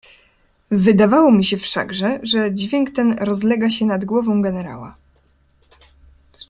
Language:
Polish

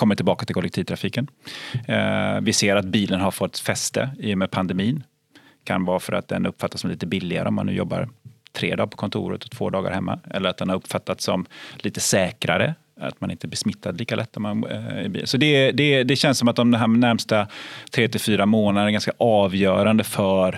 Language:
Swedish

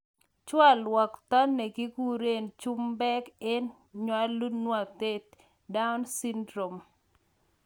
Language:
Kalenjin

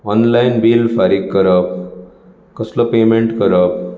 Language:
Konkani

